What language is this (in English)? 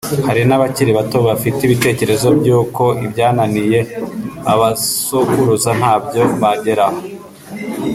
Kinyarwanda